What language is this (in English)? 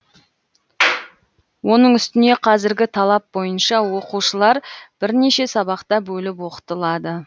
Kazakh